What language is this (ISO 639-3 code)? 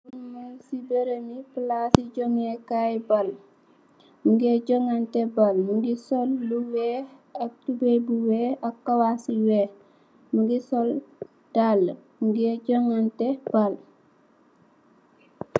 wol